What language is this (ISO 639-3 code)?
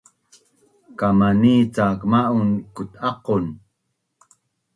bnn